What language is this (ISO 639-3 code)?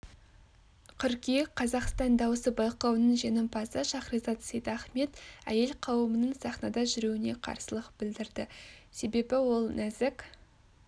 kaz